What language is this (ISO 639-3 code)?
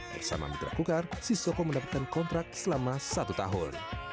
ind